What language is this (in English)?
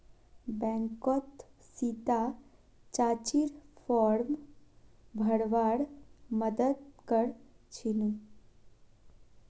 Magahi